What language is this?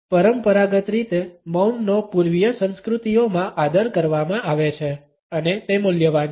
Gujarati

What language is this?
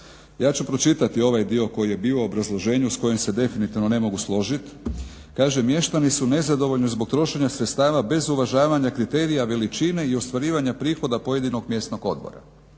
Croatian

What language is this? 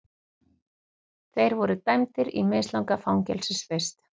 Icelandic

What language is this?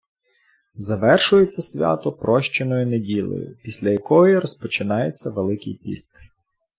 Ukrainian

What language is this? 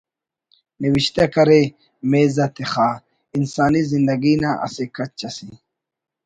Brahui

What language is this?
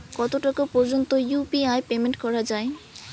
Bangla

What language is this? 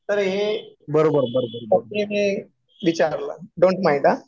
Marathi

